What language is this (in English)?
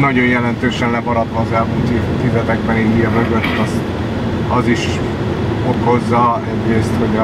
Hungarian